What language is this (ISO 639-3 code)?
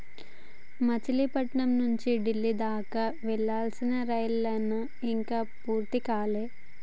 tel